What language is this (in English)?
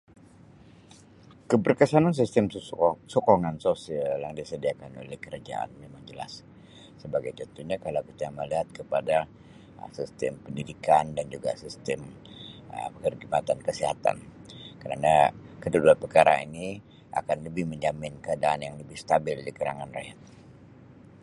Sabah Malay